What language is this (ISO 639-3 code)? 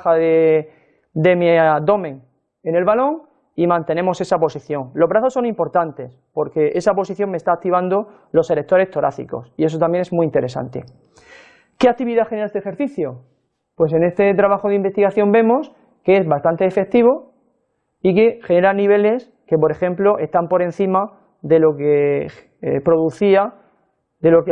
spa